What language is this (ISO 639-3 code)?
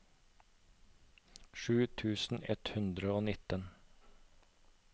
nor